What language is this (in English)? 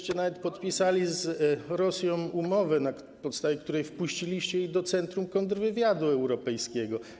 Polish